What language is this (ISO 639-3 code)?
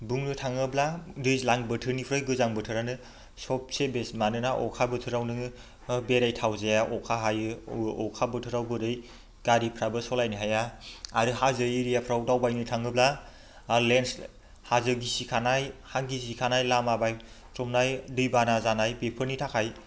brx